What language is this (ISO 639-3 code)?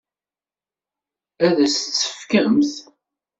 kab